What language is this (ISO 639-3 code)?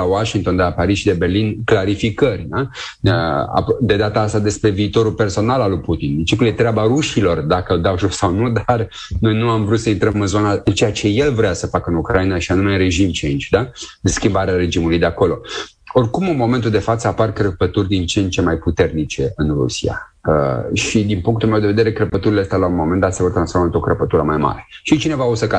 ron